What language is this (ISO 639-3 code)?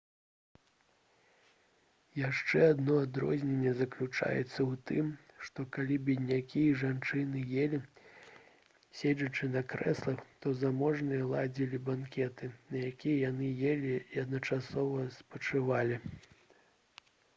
bel